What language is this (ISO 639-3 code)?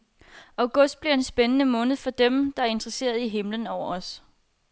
dan